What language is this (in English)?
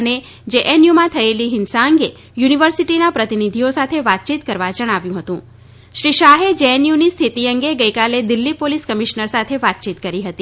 Gujarati